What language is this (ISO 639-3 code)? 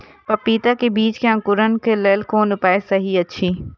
mai